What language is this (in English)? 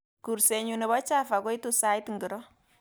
Kalenjin